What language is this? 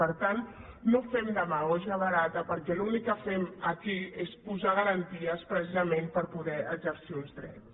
Catalan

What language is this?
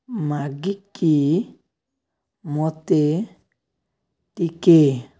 Odia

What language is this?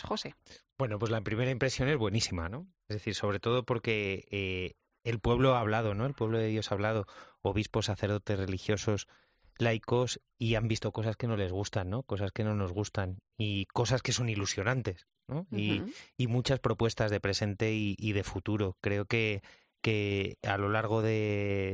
Spanish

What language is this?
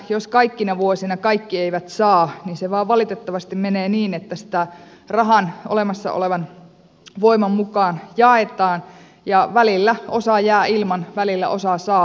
Finnish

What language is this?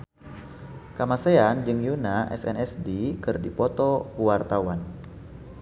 Sundanese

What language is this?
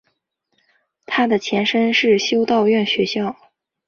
Chinese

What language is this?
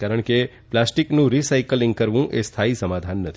Gujarati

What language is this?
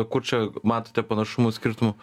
Lithuanian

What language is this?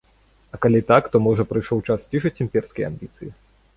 Belarusian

